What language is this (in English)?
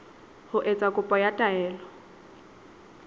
Southern Sotho